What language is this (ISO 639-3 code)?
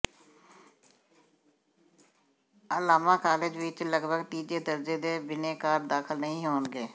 pan